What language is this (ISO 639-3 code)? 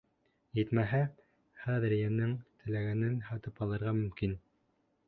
bak